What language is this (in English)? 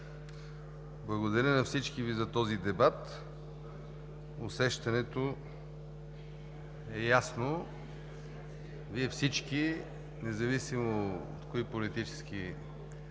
Bulgarian